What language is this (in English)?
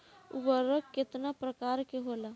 Bhojpuri